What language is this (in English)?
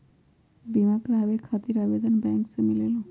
Magahi